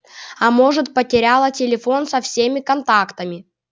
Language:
Russian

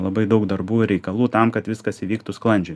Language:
Lithuanian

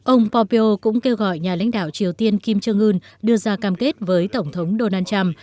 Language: Vietnamese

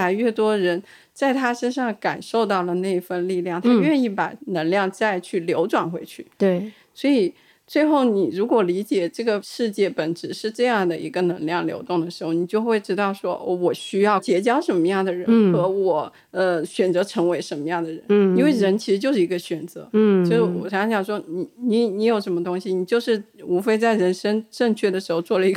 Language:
Chinese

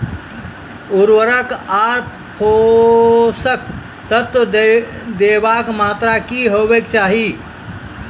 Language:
Maithili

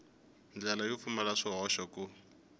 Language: Tsonga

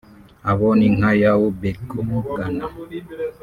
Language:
Kinyarwanda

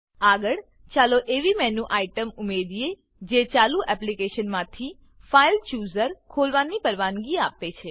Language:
Gujarati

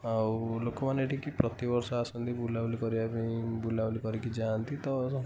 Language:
Odia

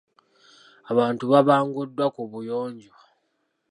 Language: Ganda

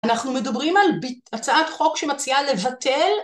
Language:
Hebrew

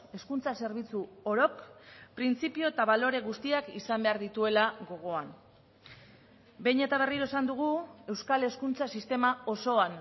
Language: Basque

